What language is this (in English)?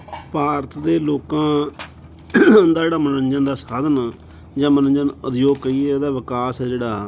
Punjabi